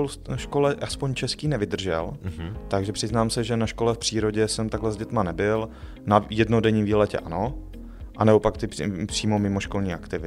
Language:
Czech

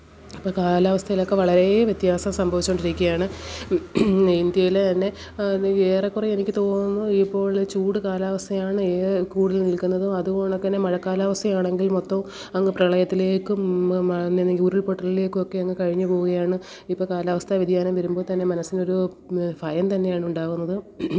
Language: Malayalam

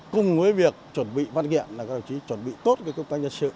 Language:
Vietnamese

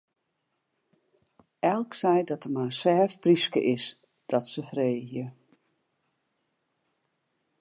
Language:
Western Frisian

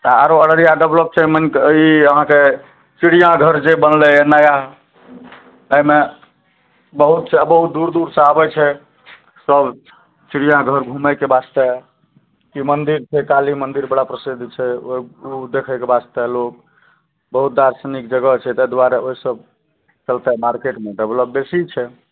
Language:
Maithili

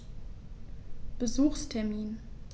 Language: German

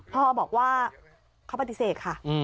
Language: Thai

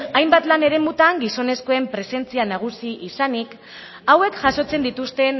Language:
Basque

